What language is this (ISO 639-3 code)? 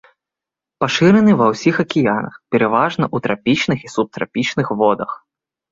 bel